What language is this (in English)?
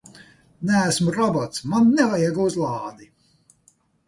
Latvian